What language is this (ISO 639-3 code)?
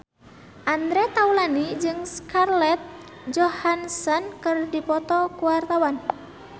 sun